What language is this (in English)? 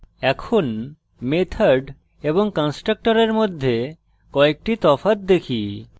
Bangla